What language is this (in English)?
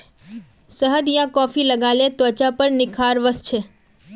Magahi